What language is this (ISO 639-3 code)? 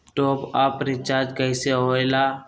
mag